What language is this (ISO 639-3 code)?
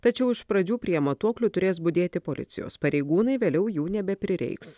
lit